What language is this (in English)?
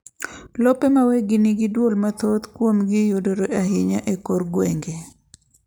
Luo (Kenya and Tanzania)